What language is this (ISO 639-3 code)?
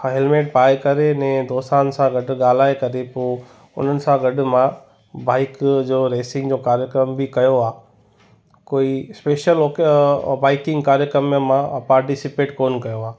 snd